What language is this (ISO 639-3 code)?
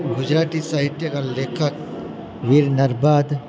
guj